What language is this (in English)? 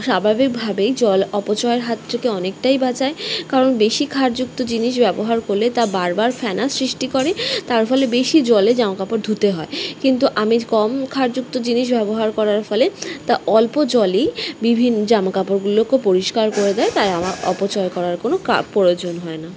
Bangla